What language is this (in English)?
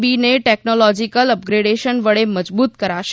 Gujarati